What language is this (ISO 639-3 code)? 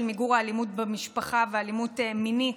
heb